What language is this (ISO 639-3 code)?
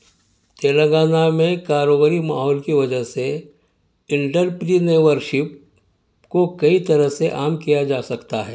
urd